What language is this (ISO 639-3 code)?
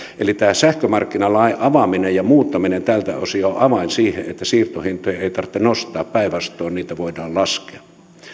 fin